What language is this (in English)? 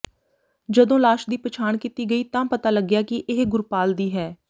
Punjabi